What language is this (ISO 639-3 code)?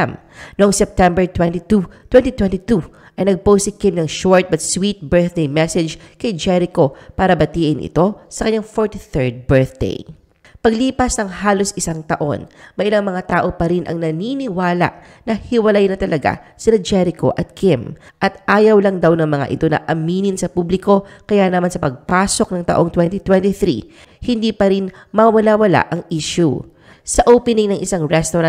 fil